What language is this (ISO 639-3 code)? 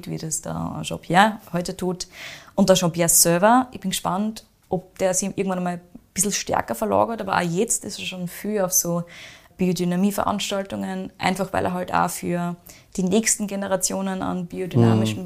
deu